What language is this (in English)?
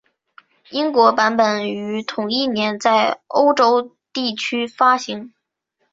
Chinese